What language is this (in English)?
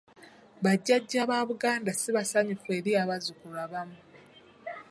Ganda